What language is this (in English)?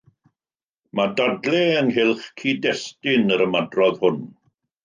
Welsh